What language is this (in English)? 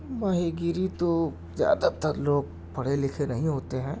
Urdu